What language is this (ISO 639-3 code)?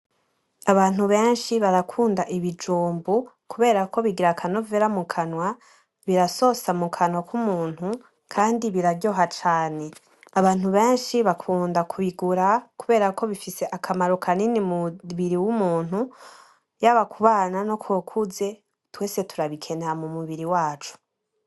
run